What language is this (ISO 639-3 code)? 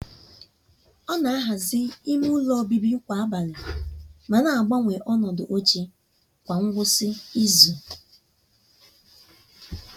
ibo